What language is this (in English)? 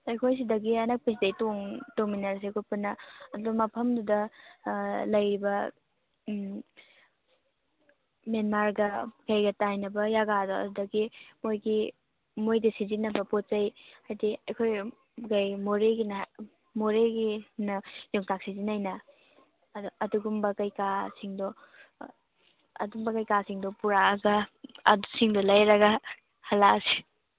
Manipuri